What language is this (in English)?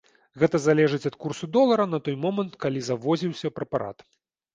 Belarusian